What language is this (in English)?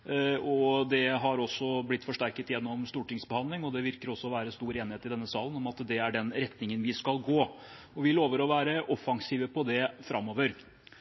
Norwegian Bokmål